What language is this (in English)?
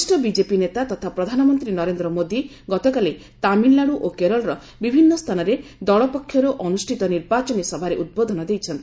Odia